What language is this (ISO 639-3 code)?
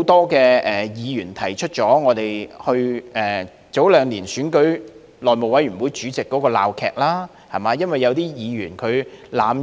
yue